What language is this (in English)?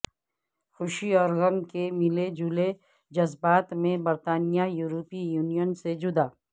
Urdu